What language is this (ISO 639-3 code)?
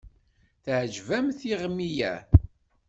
kab